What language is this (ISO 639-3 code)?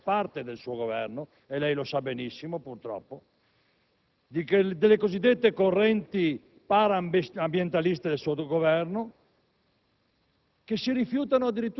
ita